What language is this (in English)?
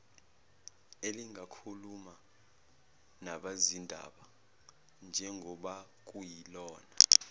Zulu